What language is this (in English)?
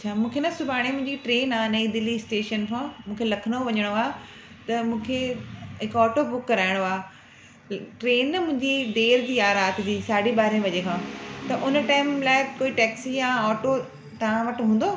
Sindhi